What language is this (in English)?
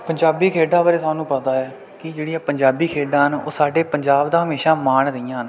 Punjabi